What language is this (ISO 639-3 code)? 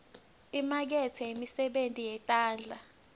ssw